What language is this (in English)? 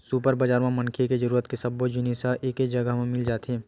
Chhattisgarhi